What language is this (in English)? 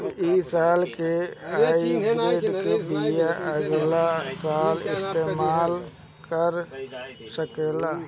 Bhojpuri